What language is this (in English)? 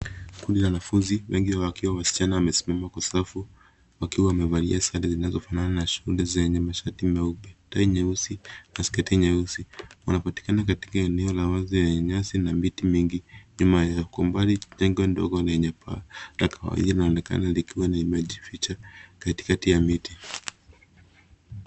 Swahili